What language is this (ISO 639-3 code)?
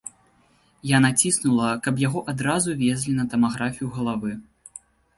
bel